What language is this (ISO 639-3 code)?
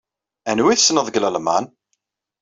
kab